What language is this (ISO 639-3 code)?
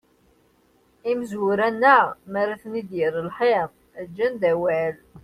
kab